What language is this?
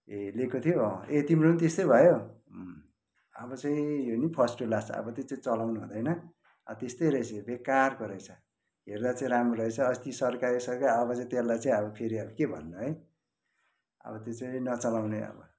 Nepali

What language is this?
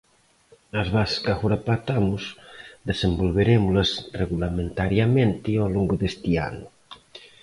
Galician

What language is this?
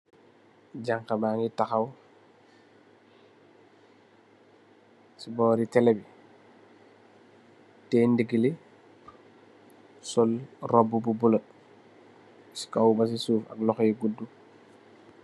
Wolof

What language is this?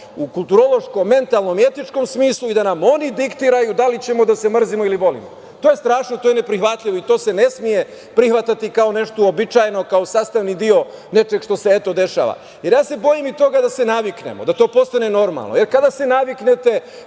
Serbian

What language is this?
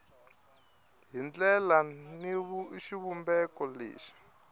Tsonga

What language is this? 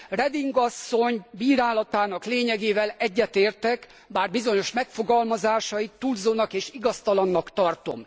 Hungarian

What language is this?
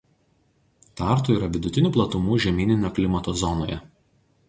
Lithuanian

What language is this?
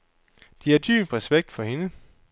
Danish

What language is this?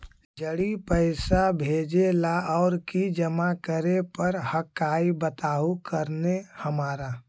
Magahi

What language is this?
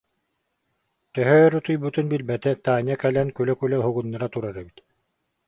Yakut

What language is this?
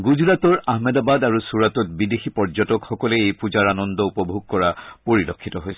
Assamese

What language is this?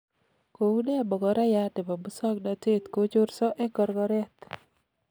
Kalenjin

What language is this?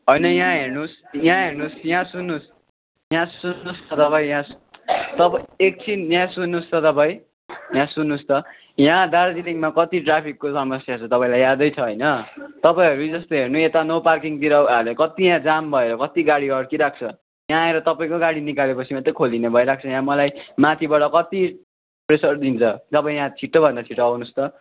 Nepali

